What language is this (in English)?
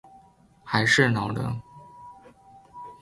Chinese